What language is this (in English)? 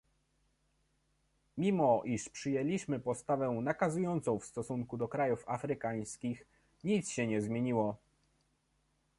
Polish